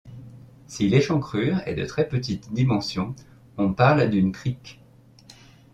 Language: French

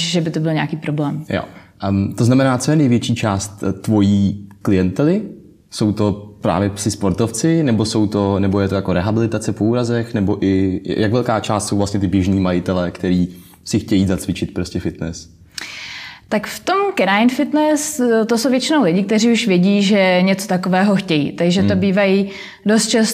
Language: Czech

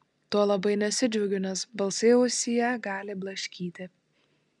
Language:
Lithuanian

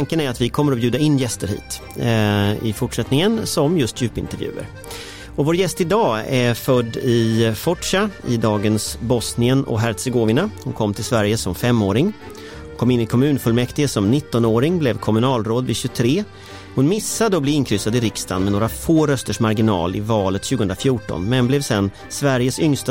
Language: Swedish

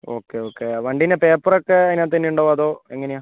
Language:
Malayalam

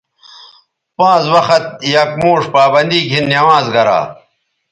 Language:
Bateri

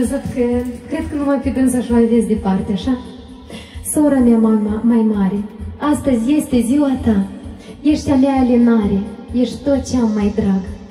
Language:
Romanian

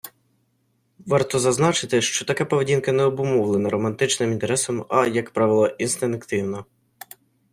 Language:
Ukrainian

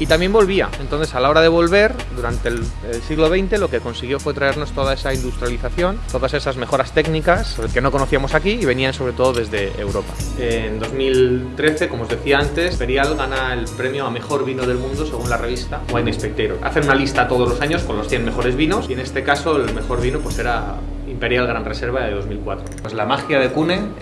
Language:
Spanish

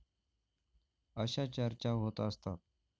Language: Marathi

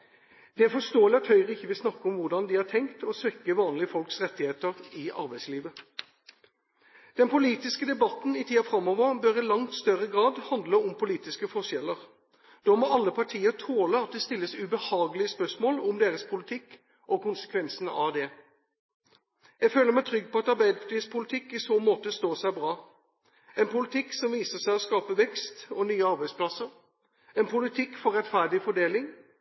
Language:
Norwegian Bokmål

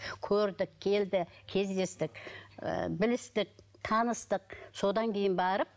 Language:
Kazakh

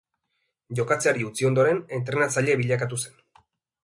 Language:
Basque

